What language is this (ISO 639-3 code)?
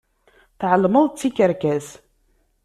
kab